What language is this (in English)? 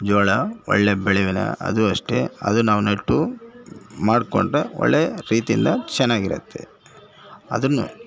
Kannada